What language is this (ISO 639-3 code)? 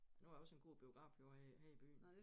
dan